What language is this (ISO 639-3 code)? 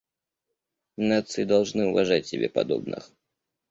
rus